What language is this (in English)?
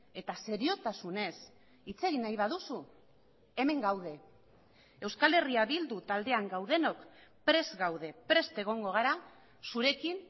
Basque